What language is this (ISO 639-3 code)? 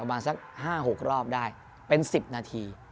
tha